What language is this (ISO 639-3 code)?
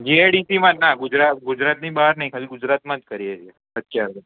guj